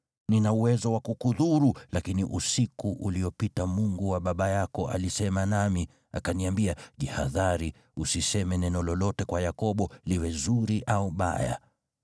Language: Swahili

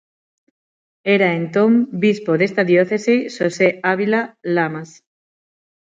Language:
Galician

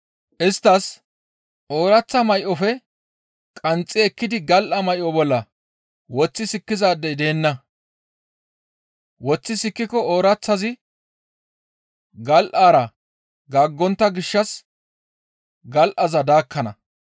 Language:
Gamo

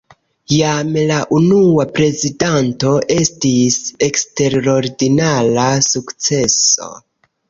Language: Esperanto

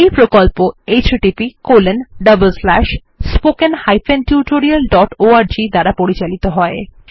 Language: Bangla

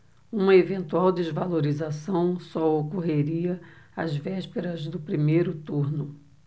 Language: Portuguese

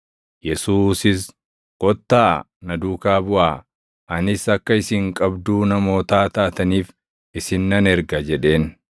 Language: Oromo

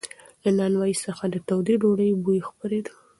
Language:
Pashto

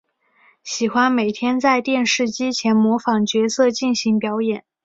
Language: Chinese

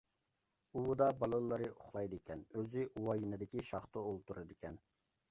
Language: Uyghur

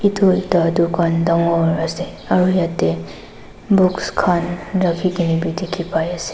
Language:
Naga Pidgin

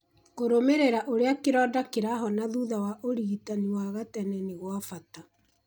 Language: Kikuyu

